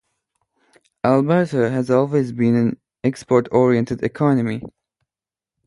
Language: English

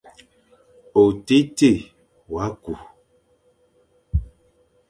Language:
Fang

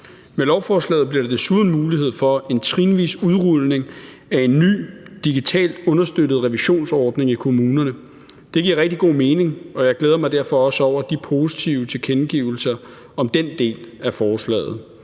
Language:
Danish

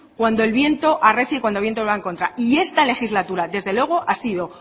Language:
Spanish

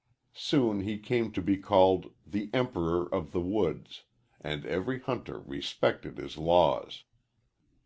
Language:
English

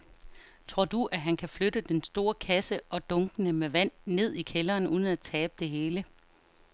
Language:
Danish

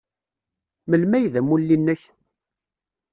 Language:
Kabyle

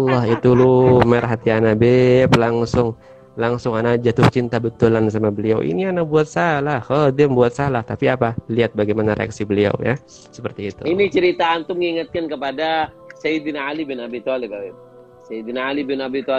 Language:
Indonesian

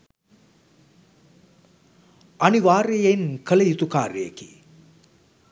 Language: Sinhala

